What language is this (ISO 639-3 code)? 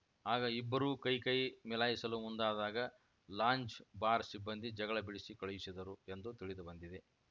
kan